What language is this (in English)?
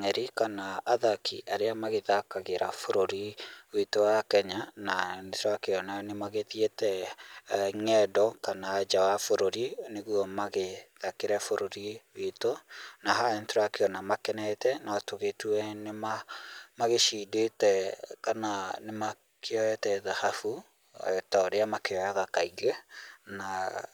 Kikuyu